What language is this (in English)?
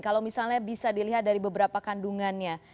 Indonesian